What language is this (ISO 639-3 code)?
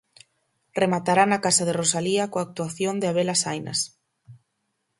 glg